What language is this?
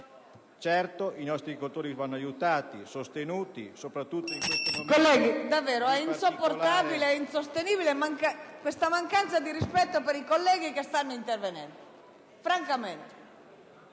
Italian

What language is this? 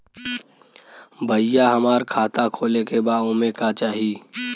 Bhojpuri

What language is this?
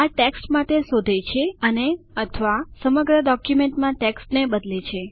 Gujarati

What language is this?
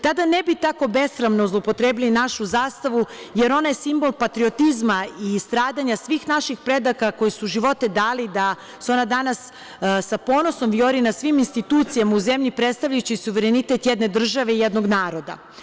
Serbian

